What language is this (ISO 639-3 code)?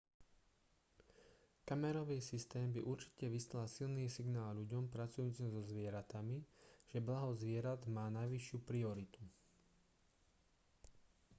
slk